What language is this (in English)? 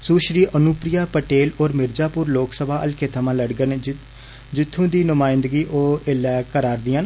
Dogri